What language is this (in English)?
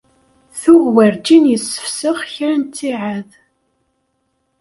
Kabyle